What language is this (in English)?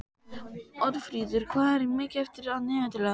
Icelandic